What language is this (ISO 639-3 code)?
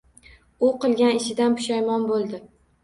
uzb